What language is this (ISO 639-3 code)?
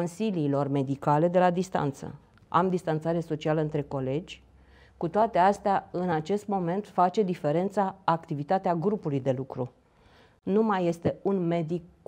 ron